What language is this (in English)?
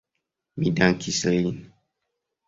Esperanto